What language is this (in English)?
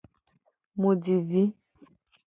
Gen